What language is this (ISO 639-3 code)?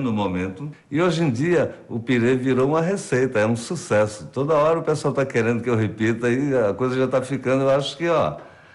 por